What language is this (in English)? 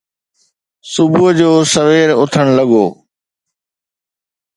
Sindhi